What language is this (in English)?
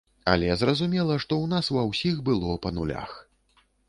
Belarusian